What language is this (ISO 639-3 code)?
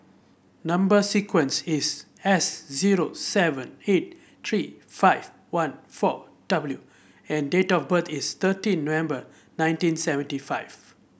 eng